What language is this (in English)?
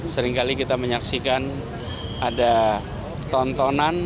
Indonesian